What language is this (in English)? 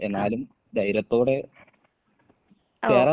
Malayalam